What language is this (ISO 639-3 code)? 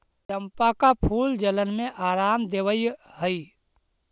mag